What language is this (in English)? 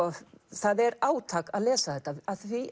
Icelandic